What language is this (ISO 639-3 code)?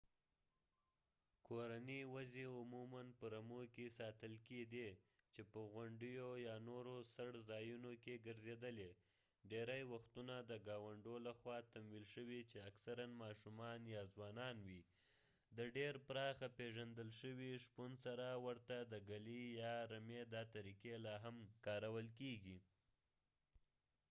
pus